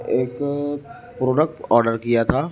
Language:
Urdu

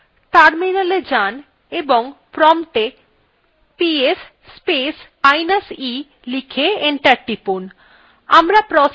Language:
Bangla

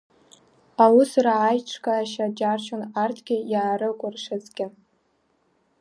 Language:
Abkhazian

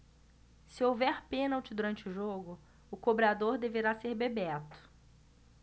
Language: Portuguese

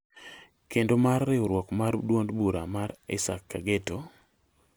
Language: Luo (Kenya and Tanzania)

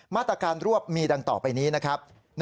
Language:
Thai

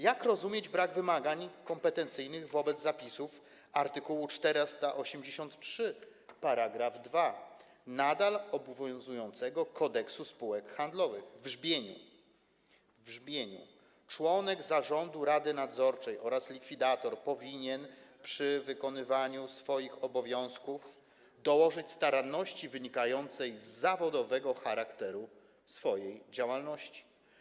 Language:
Polish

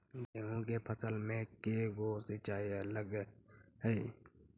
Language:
Magahi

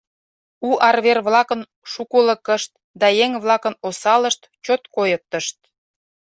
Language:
Mari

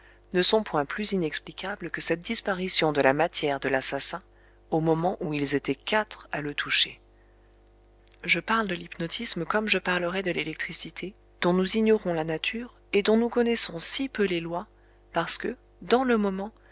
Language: French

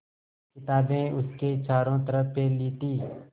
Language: Hindi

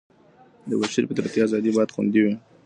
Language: Pashto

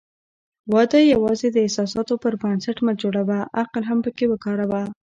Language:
Pashto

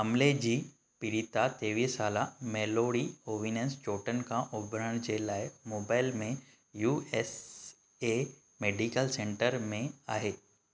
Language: Sindhi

